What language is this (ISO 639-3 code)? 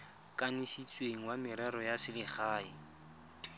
tsn